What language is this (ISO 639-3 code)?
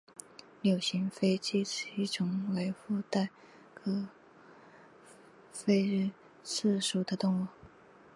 zho